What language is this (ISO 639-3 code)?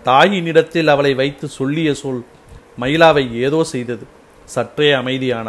tam